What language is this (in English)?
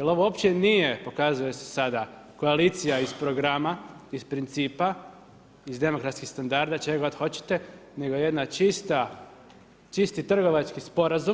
Croatian